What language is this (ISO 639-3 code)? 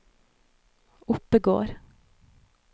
nor